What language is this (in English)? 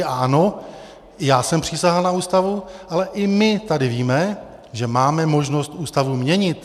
Czech